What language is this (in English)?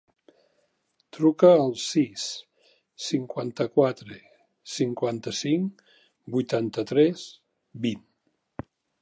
Catalan